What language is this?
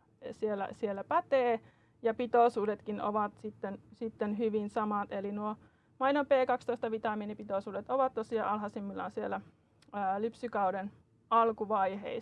Finnish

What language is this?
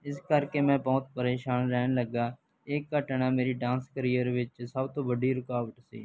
Punjabi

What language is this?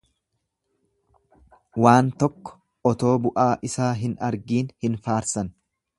Oromo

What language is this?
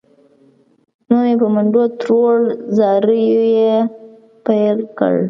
Pashto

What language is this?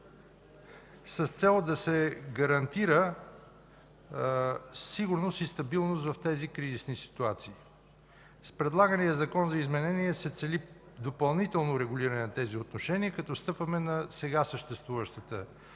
Bulgarian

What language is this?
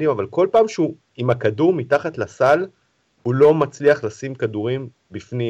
Hebrew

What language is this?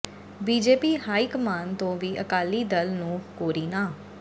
Punjabi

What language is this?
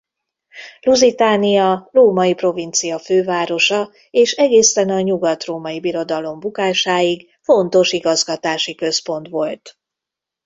Hungarian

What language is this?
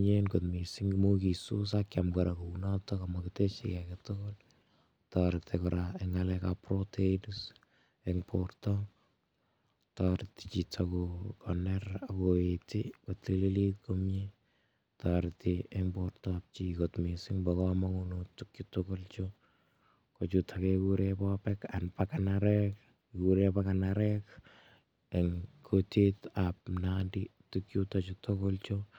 Kalenjin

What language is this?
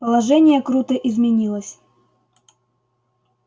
Russian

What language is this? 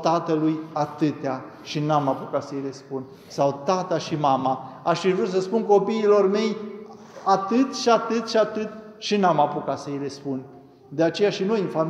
Romanian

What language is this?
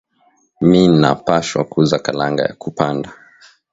Swahili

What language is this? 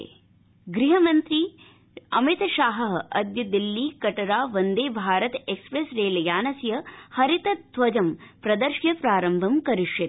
Sanskrit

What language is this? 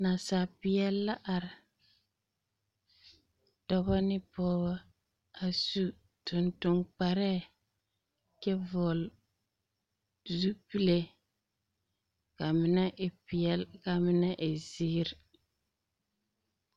Southern Dagaare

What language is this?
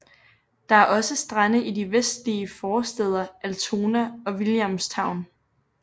Danish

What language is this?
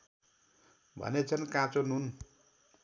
Nepali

